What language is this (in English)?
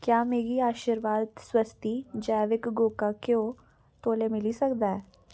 Dogri